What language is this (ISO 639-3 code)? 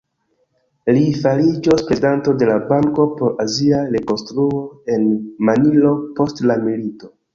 epo